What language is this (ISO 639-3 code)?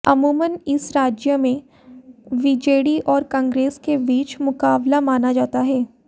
hin